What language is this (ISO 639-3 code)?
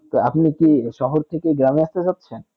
ben